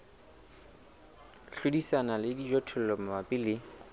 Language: Southern Sotho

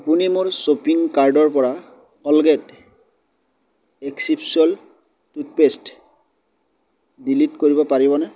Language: Assamese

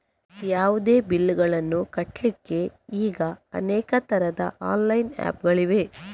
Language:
Kannada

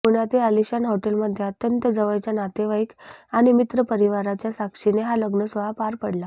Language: Marathi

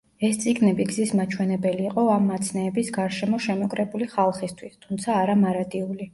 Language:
Georgian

